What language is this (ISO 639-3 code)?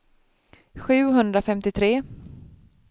swe